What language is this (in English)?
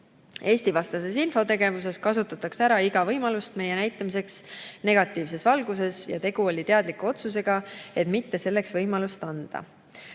Estonian